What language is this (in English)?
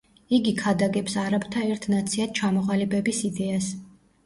Georgian